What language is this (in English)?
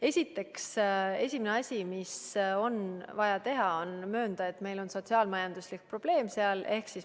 Estonian